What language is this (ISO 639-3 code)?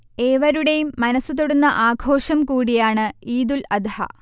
mal